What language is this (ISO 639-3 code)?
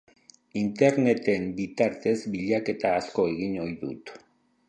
eus